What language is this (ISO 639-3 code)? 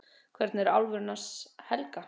isl